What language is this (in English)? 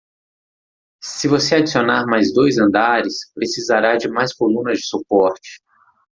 Portuguese